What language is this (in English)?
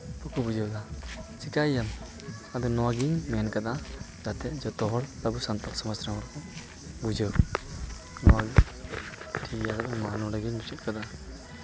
Santali